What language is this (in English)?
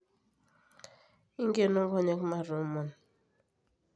Masai